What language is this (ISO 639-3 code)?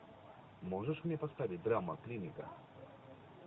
rus